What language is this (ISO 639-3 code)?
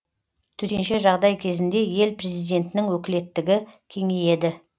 kaz